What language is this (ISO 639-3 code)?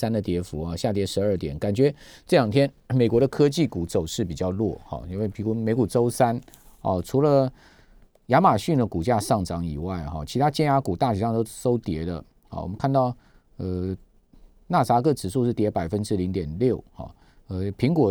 zho